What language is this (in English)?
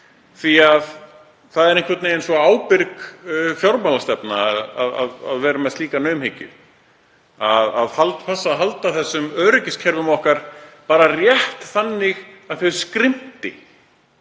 Icelandic